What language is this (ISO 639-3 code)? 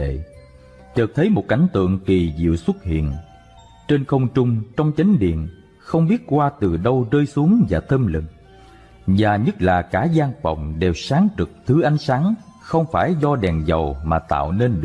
vie